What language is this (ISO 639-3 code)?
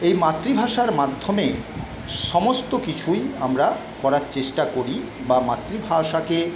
ben